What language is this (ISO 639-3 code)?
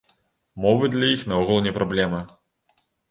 bel